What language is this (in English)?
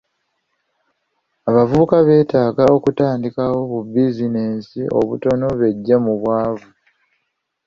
Ganda